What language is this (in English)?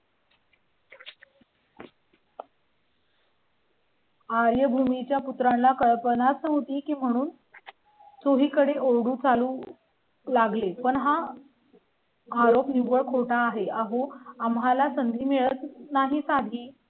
Marathi